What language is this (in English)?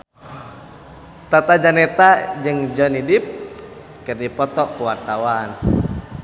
Sundanese